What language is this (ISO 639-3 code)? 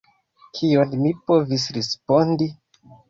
epo